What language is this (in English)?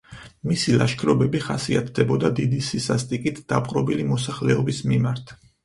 Georgian